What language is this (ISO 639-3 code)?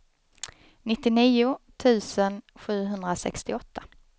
swe